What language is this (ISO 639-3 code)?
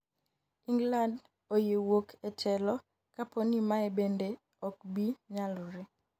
luo